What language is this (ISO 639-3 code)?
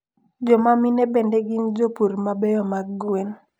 luo